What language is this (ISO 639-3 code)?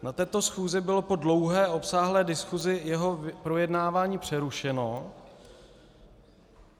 ces